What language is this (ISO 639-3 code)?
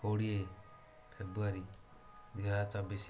ori